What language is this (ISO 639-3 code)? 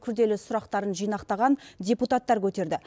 kaz